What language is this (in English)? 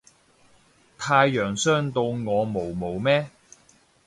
Cantonese